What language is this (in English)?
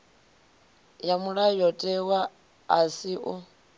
Venda